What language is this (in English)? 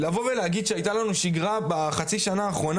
Hebrew